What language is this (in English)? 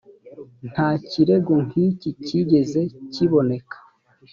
Kinyarwanda